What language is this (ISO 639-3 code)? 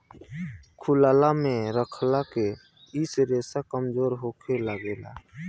bho